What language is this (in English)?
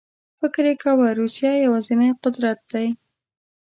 Pashto